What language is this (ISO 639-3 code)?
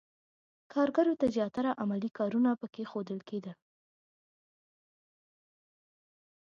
pus